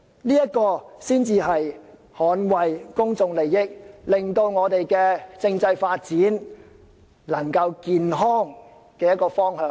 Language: Cantonese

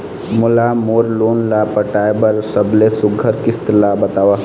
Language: Chhattisgarhi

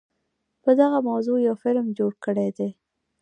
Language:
Pashto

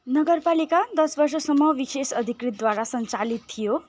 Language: Nepali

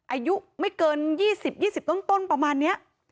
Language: Thai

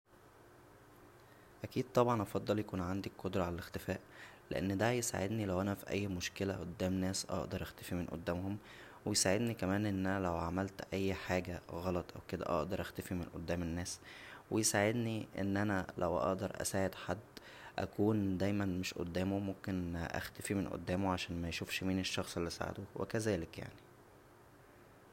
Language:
Egyptian Arabic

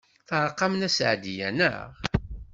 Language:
Kabyle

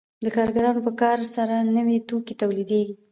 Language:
Pashto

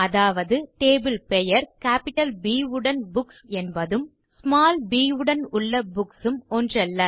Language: Tamil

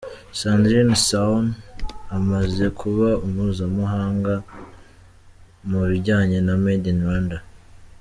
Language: Kinyarwanda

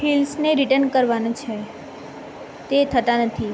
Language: Gujarati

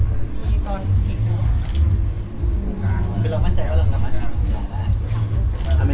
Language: Thai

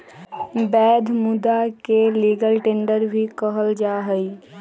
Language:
Magahi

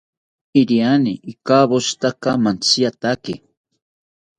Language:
South Ucayali Ashéninka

